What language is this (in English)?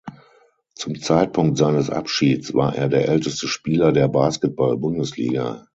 German